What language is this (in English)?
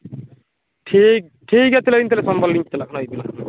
Santali